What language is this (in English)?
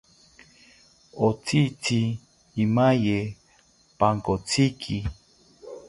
South Ucayali Ashéninka